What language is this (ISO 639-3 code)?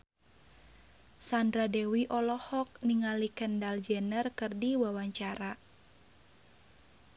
sun